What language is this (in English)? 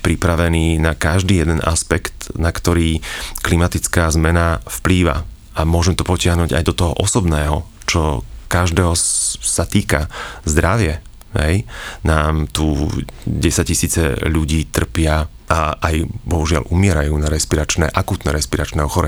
Slovak